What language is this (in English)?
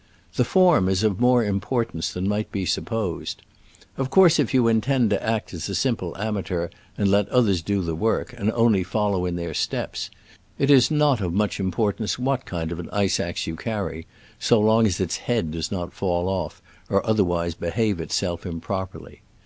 English